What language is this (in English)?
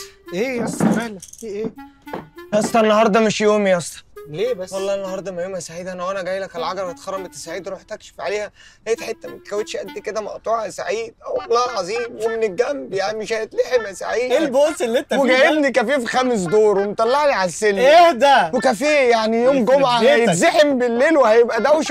Arabic